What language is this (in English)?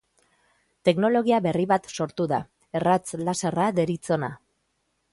Basque